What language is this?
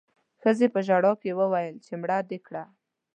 Pashto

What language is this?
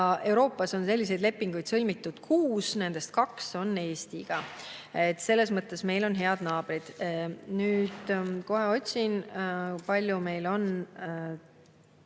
Estonian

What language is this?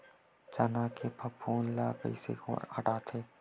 Chhattisgarhi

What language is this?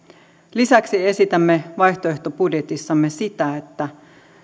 Finnish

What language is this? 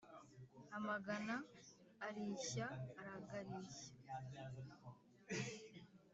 Kinyarwanda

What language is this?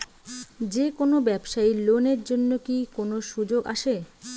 Bangla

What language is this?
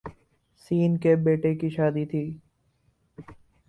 Urdu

